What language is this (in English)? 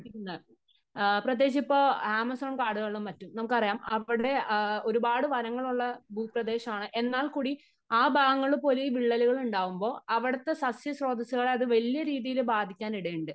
Malayalam